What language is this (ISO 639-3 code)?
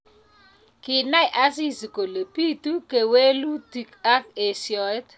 kln